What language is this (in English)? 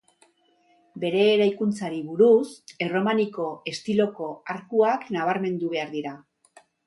Basque